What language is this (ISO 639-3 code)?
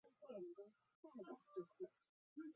zho